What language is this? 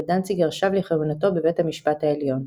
Hebrew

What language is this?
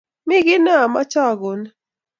Kalenjin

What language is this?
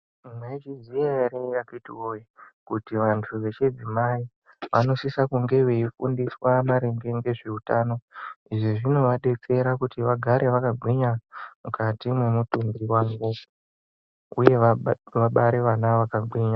Ndau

